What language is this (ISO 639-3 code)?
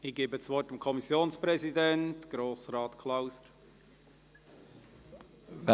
gsw